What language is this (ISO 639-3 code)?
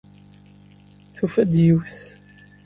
kab